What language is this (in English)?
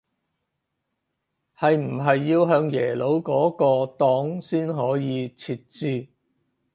Cantonese